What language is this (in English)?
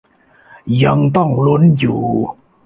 Thai